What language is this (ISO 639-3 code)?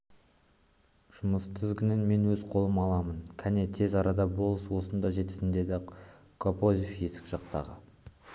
kaz